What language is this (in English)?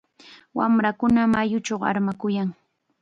Chiquián Ancash Quechua